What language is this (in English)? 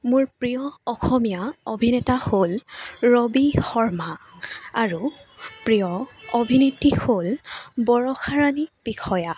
Assamese